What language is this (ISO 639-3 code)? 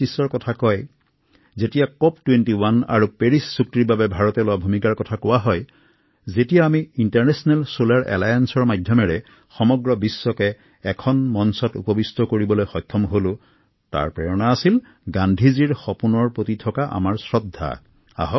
asm